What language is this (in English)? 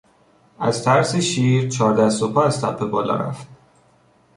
Persian